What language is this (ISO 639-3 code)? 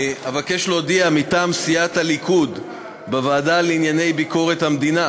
heb